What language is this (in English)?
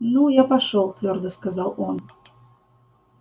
Russian